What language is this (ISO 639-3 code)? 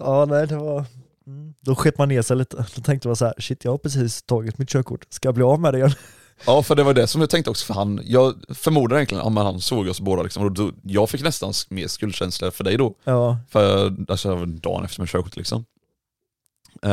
swe